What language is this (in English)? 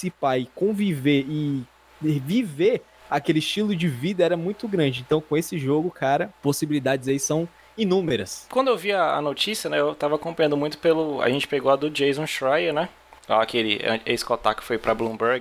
Portuguese